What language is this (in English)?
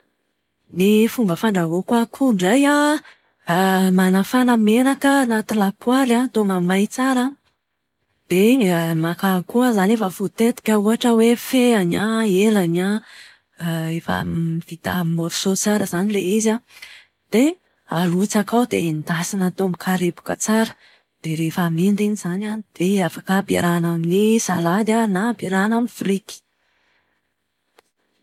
Malagasy